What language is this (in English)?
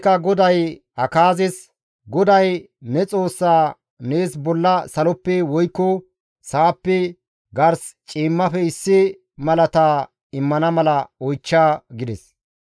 Gamo